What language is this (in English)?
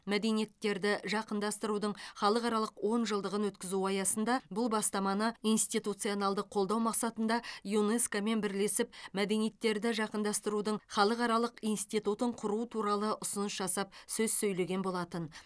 Kazakh